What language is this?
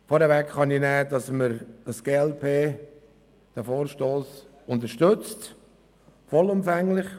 Swiss German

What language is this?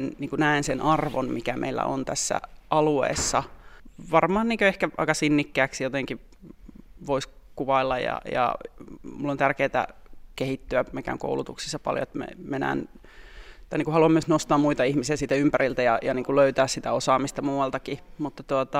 Finnish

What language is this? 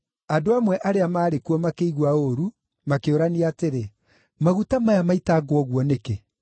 Kikuyu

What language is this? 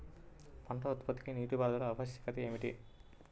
Telugu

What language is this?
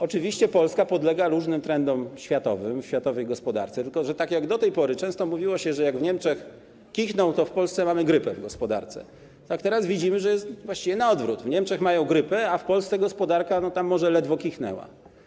Polish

